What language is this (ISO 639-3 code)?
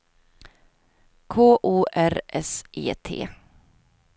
swe